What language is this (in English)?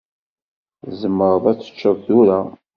Kabyle